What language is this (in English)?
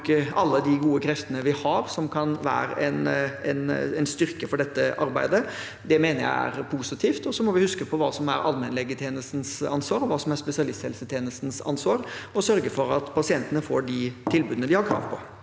Norwegian